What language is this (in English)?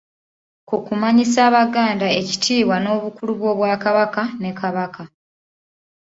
Ganda